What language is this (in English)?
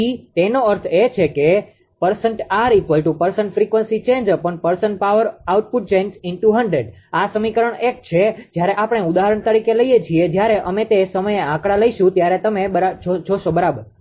Gujarati